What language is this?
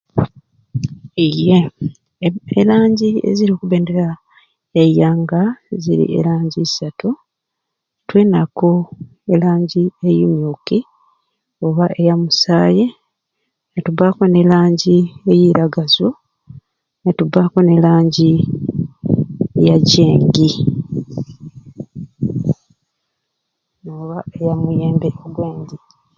Ruuli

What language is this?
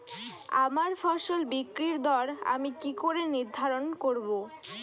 Bangla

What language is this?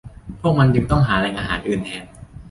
Thai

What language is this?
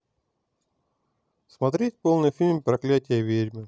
Russian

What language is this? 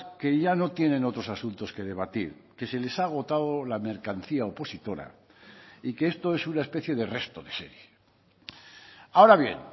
Spanish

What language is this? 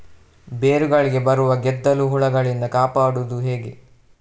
Kannada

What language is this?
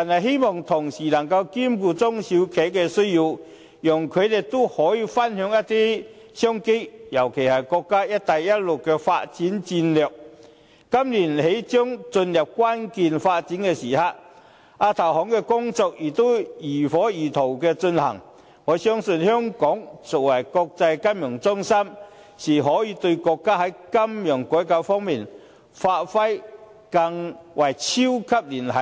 Cantonese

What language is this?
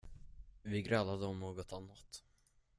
Swedish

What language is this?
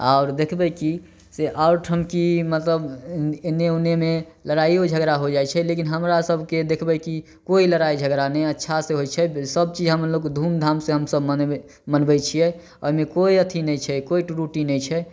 Maithili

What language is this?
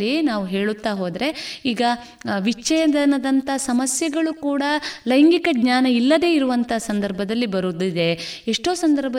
Kannada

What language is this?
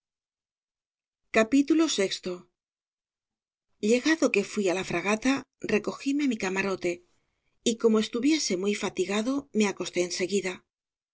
Spanish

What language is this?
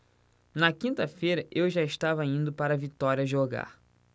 Portuguese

